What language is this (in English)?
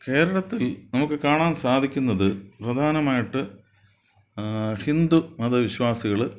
Malayalam